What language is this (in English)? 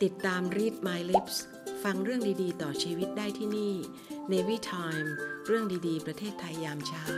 Thai